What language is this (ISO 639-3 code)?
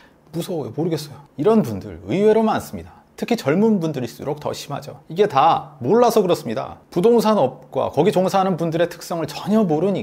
kor